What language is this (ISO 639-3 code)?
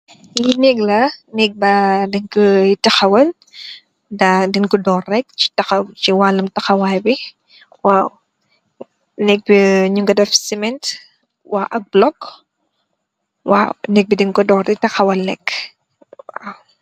wol